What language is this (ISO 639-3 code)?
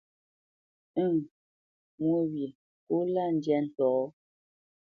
bce